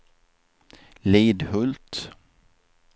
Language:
Swedish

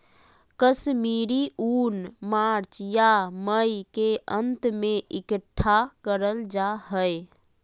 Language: Magahi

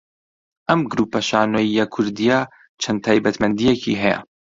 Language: Central Kurdish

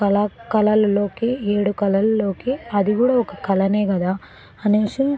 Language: Telugu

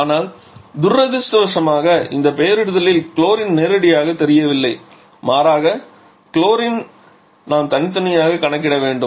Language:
Tamil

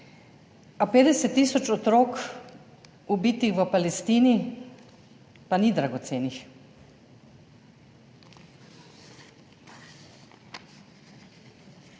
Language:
Slovenian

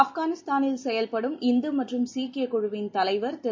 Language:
Tamil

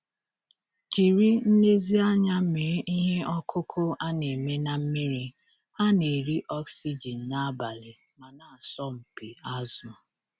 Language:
Igbo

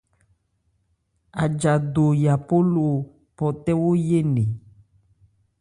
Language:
Ebrié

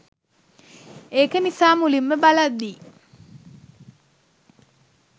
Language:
Sinhala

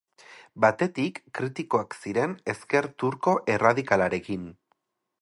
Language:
Basque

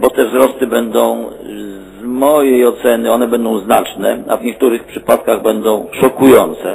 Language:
Polish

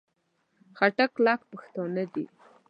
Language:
Pashto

